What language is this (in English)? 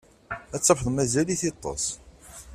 Kabyle